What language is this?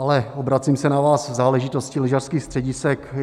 Czech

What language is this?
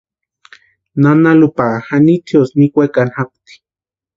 Western Highland Purepecha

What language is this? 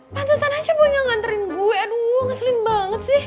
Indonesian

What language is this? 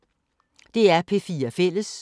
Danish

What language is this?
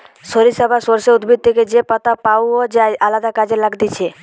Bangla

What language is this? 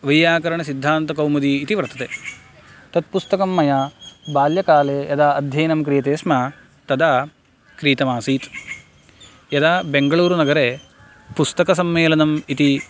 Sanskrit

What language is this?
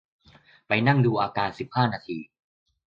Thai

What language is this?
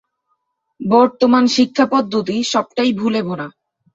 Bangla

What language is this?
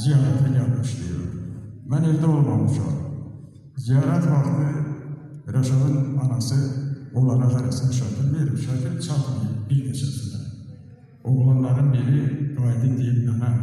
Turkish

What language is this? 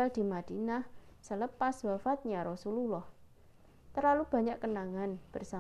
Indonesian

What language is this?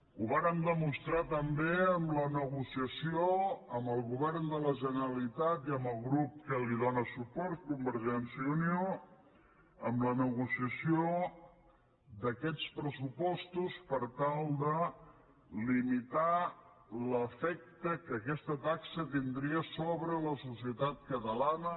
Catalan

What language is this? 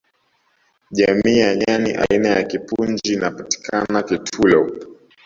Swahili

